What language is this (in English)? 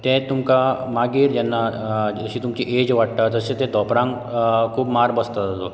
Konkani